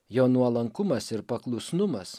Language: Lithuanian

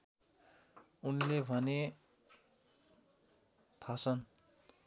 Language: Nepali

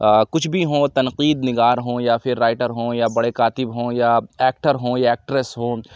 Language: Urdu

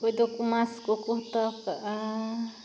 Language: Santali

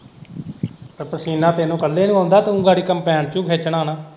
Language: Punjabi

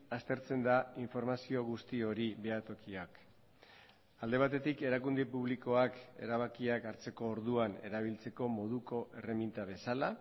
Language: Basque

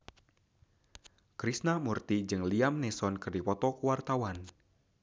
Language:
Sundanese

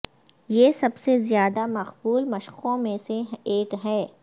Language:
Urdu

